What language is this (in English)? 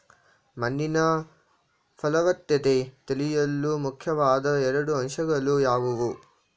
Kannada